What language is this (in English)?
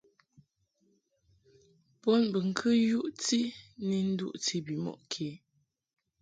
Mungaka